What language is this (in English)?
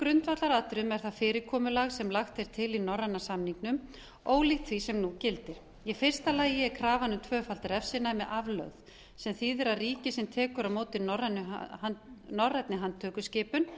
Icelandic